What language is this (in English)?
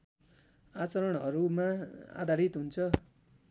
Nepali